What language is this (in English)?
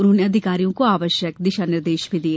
Hindi